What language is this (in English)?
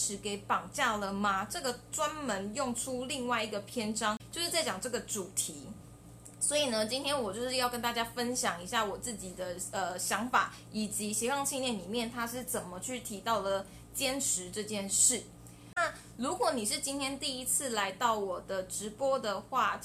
Chinese